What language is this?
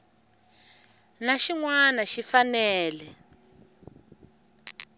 Tsonga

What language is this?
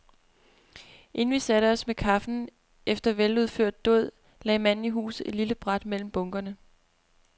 Danish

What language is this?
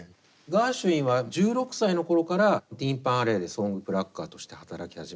Japanese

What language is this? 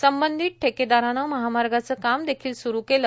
Marathi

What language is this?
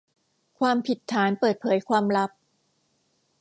Thai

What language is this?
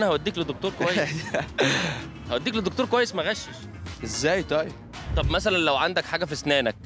Arabic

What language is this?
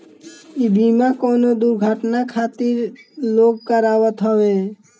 Bhojpuri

